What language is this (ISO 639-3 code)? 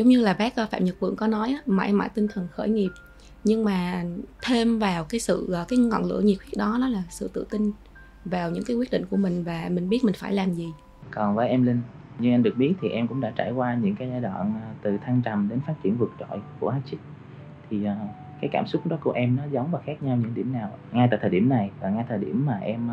vie